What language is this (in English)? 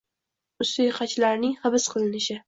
Uzbek